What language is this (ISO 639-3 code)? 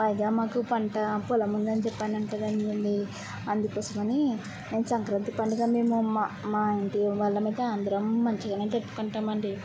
tel